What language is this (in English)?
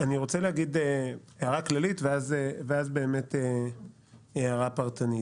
Hebrew